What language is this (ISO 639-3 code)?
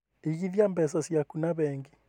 kik